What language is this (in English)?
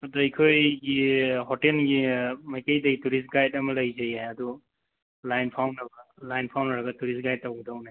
Manipuri